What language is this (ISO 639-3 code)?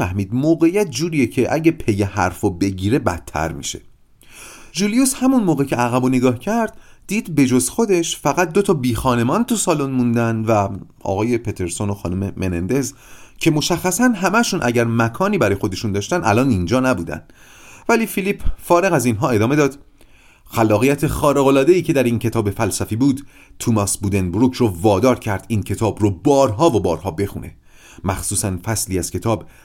fas